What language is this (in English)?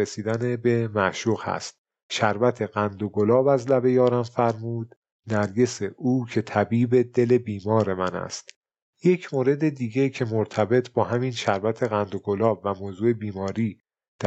Persian